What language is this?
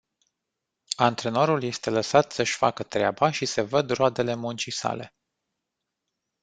Romanian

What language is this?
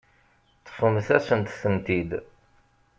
Kabyle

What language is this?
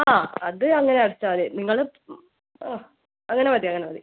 Malayalam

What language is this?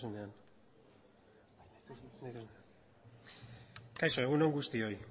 Basque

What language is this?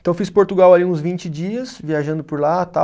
Portuguese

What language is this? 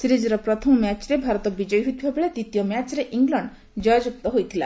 Odia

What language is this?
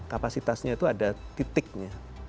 Indonesian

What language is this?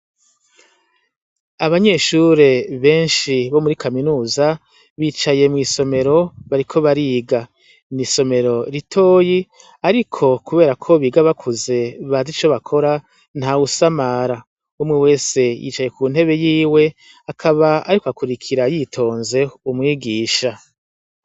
Rundi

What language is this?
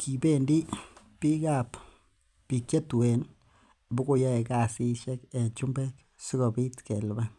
Kalenjin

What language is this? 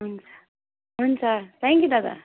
Nepali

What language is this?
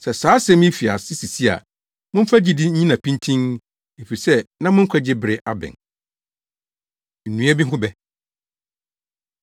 Akan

